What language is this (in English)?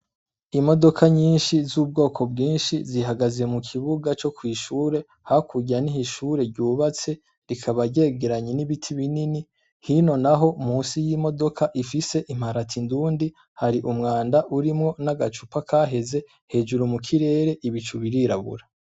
Rundi